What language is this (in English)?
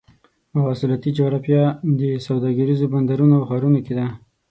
Pashto